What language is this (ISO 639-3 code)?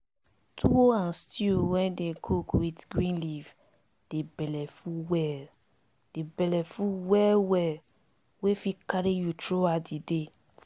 pcm